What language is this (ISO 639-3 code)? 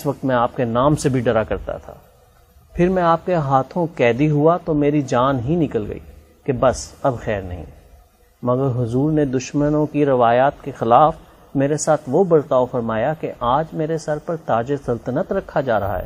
urd